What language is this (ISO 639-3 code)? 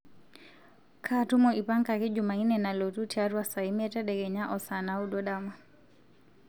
mas